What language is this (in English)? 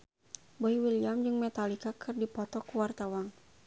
Sundanese